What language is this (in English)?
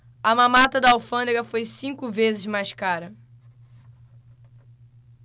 Portuguese